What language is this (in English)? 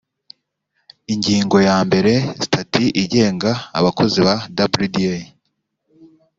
Kinyarwanda